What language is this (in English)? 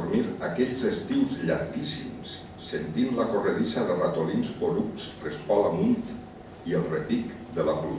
Catalan